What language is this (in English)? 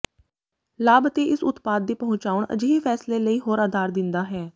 Punjabi